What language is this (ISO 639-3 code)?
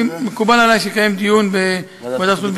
heb